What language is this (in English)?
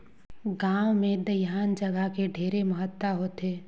Chhattisgarhi